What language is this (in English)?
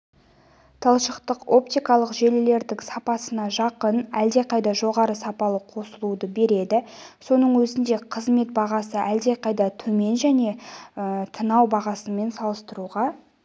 Kazakh